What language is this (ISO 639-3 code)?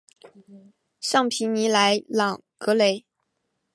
zho